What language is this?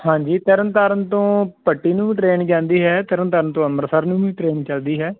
Punjabi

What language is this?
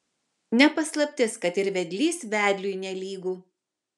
Lithuanian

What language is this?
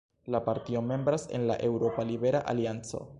Esperanto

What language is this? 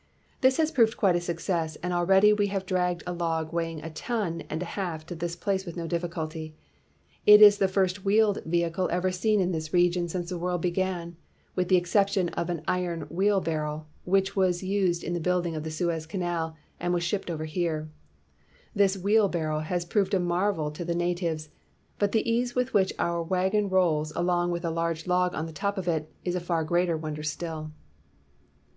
English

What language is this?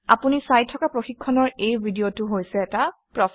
Assamese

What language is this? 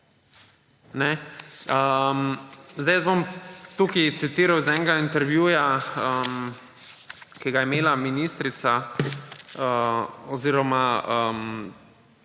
Slovenian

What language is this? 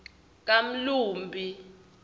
Swati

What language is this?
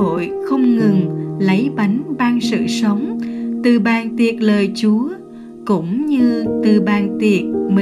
Vietnamese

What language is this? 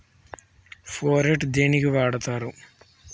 Telugu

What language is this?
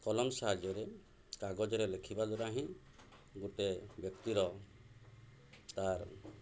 Odia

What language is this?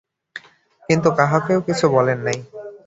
Bangla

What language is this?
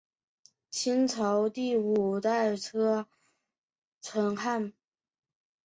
Chinese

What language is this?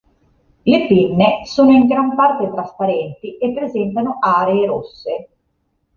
Italian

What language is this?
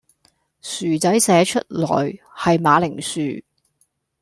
Cantonese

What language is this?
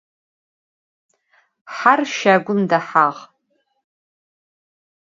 Adyghe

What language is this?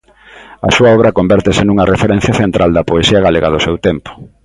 Galician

